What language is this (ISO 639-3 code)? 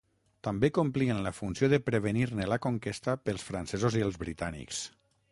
cat